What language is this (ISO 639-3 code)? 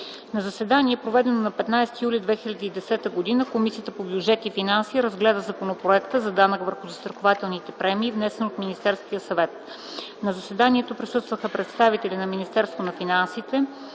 bul